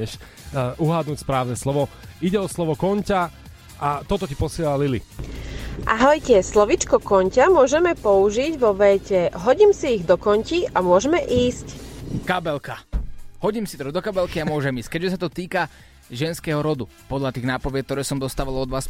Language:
Slovak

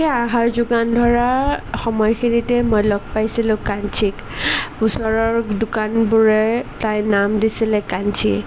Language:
Assamese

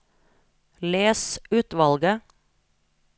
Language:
Norwegian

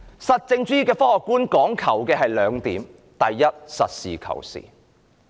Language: Cantonese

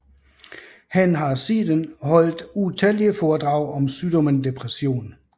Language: Danish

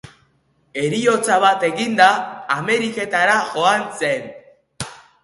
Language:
Basque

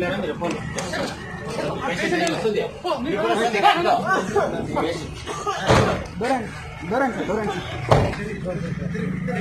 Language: Hindi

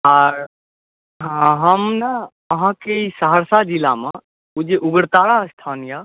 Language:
Maithili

